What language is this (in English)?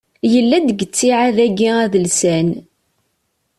Kabyle